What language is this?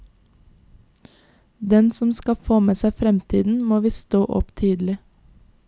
Norwegian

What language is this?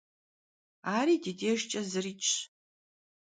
Kabardian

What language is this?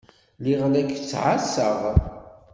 Kabyle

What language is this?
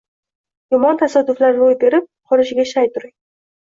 Uzbek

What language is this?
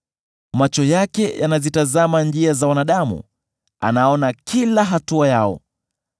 Swahili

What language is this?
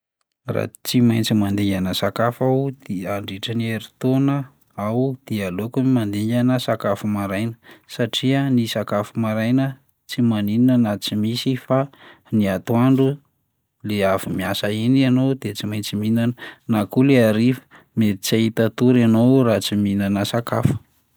Malagasy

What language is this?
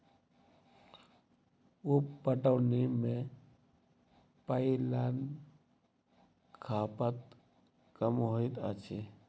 Maithili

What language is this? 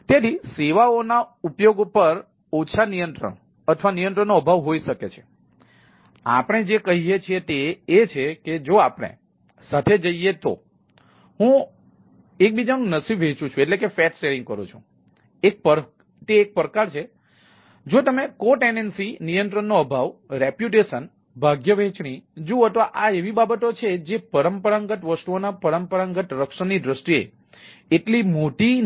Gujarati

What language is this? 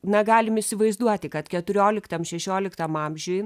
Lithuanian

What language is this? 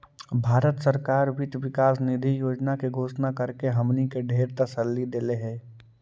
Magahi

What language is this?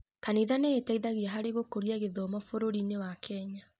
Kikuyu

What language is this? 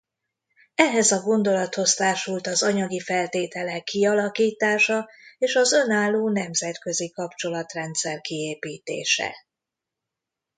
Hungarian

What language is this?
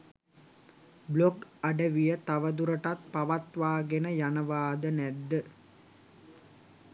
Sinhala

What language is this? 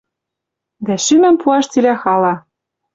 Western Mari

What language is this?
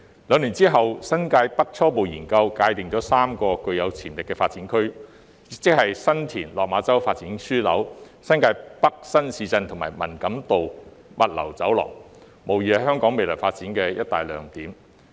Cantonese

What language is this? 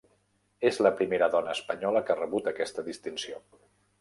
Catalan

